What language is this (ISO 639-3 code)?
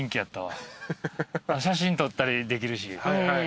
jpn